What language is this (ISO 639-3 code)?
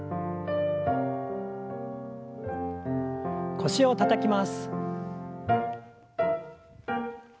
jpn